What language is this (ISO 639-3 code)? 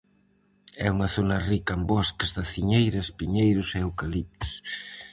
glg